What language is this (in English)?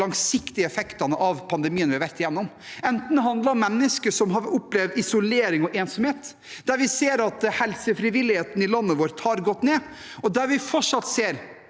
Norwegian